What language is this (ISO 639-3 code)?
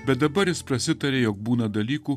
lit